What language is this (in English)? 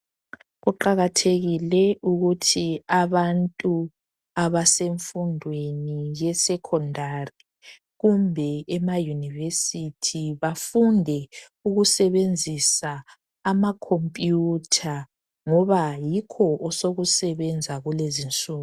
North Ndebele